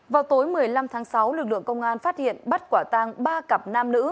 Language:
Vietnamese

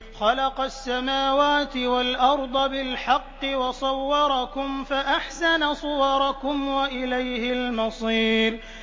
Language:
Arabic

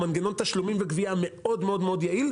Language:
Hebrew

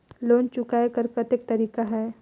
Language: Chhattisgarhi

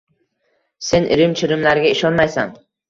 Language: Uzbek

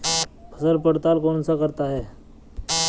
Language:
Hindi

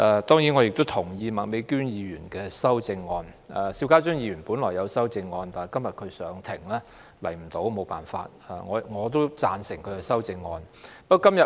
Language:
Cantonese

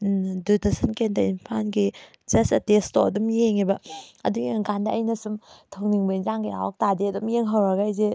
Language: Manipuri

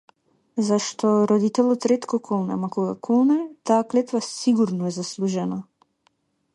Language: Macedonian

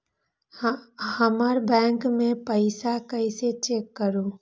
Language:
Magahi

